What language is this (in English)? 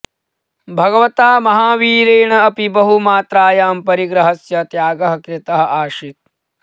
Sanskrit